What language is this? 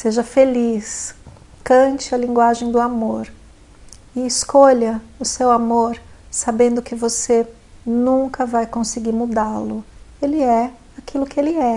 Portuguese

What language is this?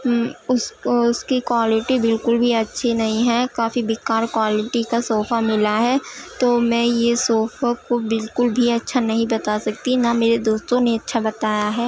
Urdu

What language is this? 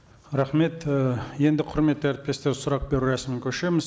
Kazakh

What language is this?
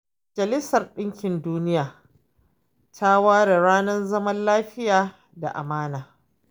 Hausa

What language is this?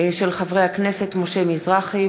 Hebrew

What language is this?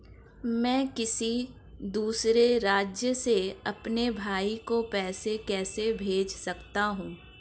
Hindi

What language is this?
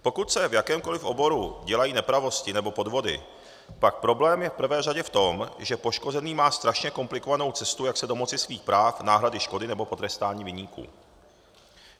Czech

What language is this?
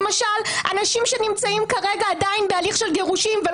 Hebrew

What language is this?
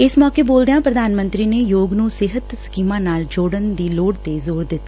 Punjabi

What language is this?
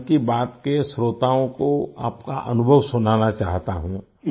Hindi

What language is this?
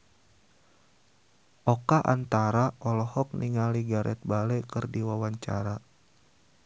Sundanese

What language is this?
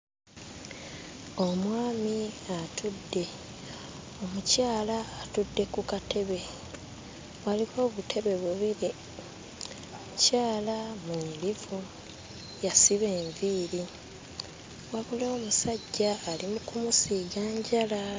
Ganda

